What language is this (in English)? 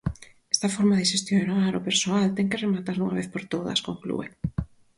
Galician